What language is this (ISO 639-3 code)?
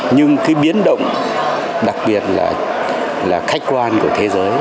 vie